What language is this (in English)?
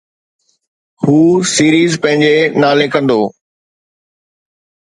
Sindhi